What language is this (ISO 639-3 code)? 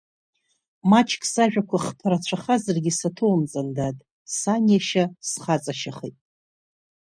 abk